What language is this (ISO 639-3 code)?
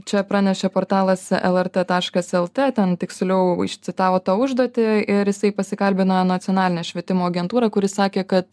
lit